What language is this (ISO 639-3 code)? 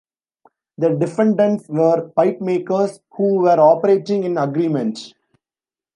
eng